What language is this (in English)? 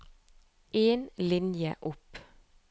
Norwegian